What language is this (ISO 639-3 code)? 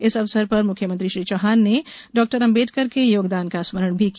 hin